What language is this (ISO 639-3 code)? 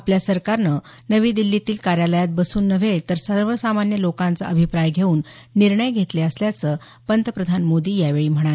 mar